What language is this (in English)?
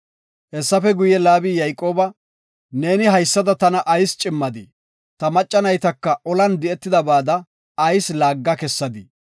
Gofa